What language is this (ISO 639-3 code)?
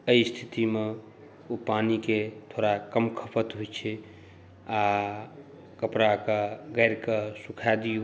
mai